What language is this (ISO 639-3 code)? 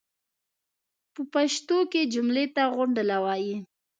pus